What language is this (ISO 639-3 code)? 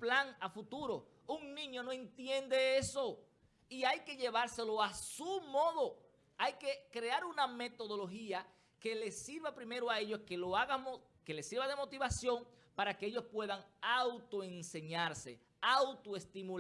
spa